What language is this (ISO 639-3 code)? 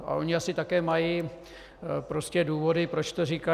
ces